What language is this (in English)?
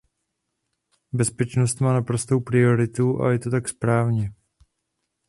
Czech